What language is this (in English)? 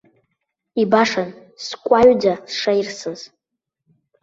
Abkhazian